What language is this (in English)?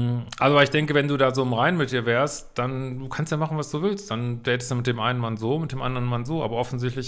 German